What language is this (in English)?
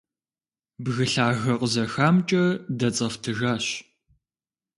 Kabardian